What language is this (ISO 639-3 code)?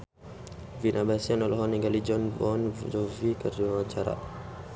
sun